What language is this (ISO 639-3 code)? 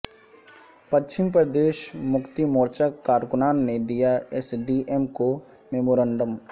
urd